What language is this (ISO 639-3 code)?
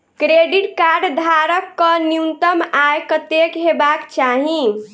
mai